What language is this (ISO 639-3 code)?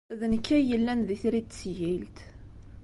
kab